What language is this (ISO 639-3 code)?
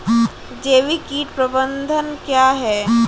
hin